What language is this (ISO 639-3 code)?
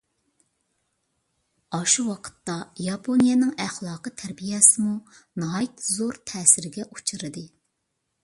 uig